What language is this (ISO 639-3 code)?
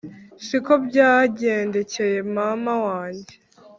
kin